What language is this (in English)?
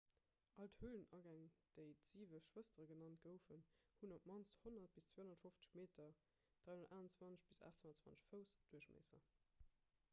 Luxembourgish